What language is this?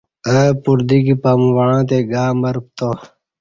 Kati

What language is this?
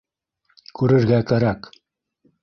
Bashkir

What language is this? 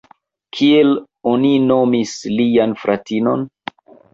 Esperanto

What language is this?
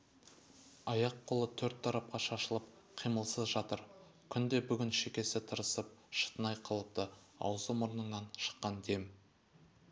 Kazakh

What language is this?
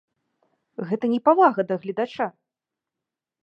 Belarusian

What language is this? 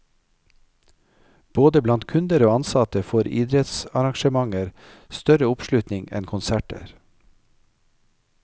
Norwegian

